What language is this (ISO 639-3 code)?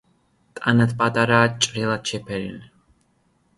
kat